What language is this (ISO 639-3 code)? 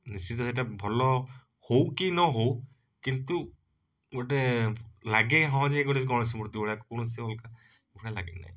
ori